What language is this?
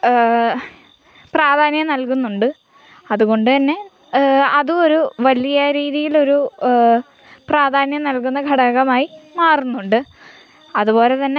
Malayalam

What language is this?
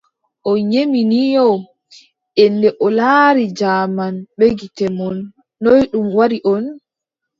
Adamawa Fulfulde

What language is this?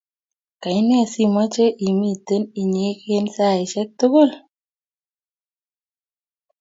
Kalenjin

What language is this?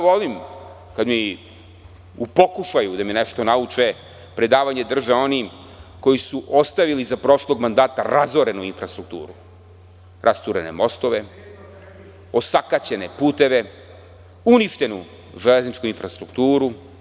Serbian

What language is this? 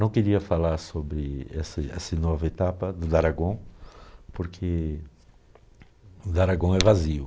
Portuguese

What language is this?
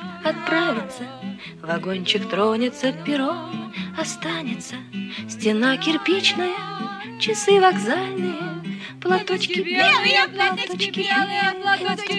Russian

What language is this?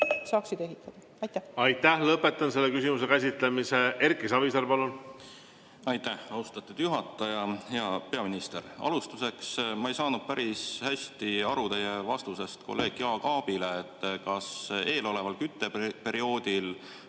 Estonian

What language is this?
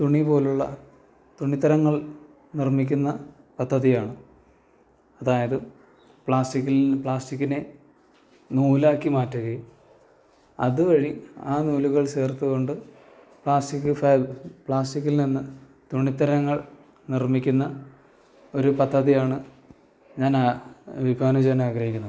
Malayalam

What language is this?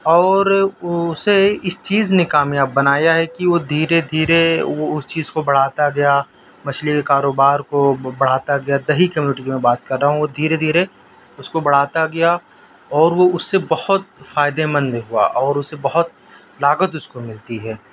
Urdu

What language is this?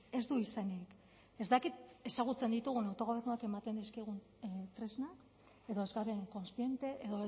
Basque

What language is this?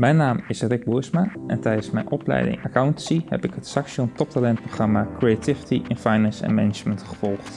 Dutch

